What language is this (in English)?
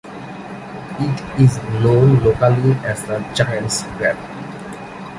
English